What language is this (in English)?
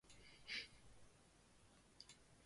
Chinese